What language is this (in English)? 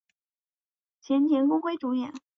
Chinese